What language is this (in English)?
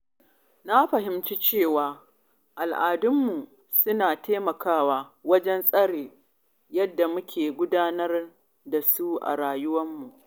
Hausa